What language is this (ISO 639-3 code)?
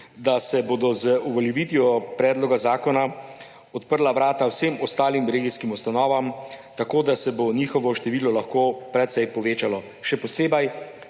slv